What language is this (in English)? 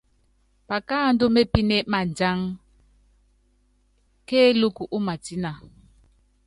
Yangben